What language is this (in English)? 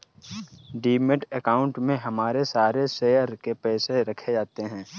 Hindi